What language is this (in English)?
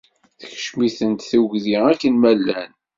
Kabyle